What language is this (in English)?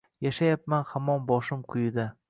Uzbek